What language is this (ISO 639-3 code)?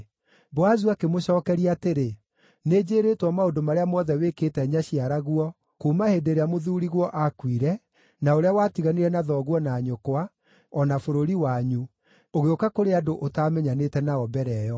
kik